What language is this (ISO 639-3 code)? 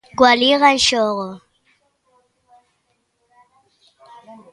glg